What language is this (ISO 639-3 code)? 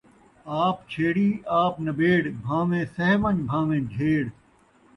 skr